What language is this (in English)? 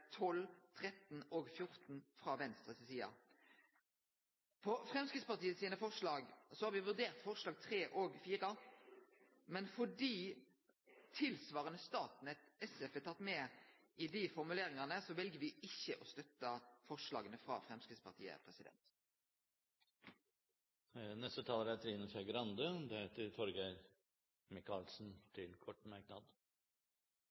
Norwegian Nynorsk